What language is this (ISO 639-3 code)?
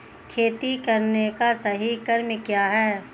hin